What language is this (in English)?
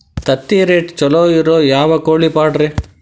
Kannada